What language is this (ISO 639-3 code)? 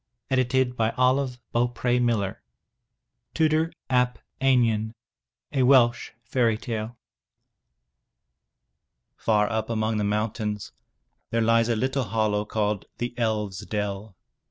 eng